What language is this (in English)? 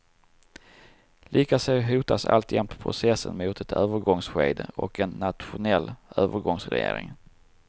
Swedish